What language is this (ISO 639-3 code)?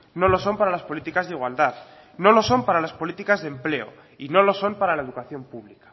spa